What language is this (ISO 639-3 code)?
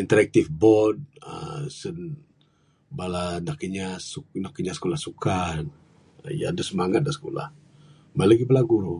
sdo